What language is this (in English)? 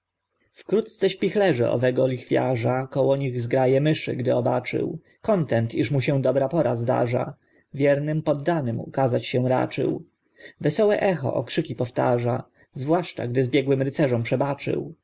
Polish